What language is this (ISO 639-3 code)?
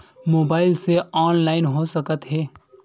hne